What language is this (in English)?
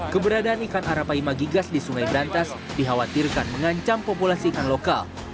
Indonesian